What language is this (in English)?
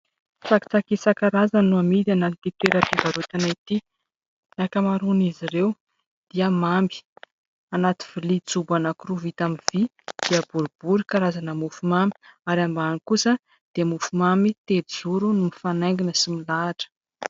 Malagasy